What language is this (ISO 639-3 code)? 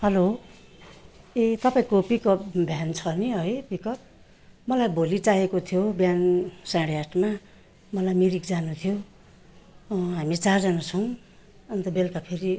nep